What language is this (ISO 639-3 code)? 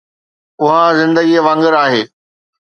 snd